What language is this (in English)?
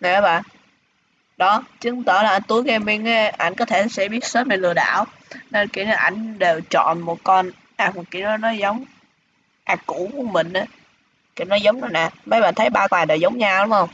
Vietnamese